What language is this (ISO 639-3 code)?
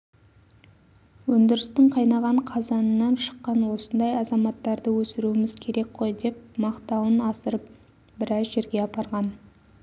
kaz